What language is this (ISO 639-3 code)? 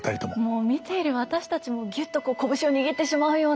jpn